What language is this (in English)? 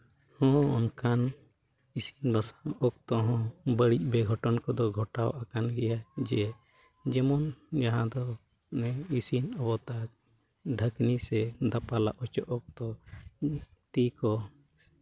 Santali